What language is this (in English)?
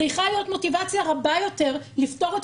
Hebrew